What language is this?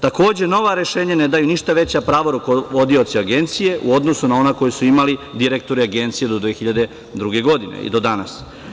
Serbian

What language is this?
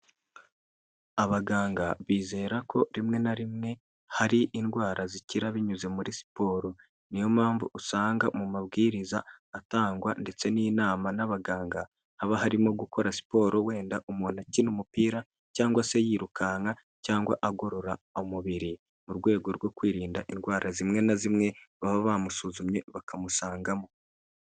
Kinyarwanda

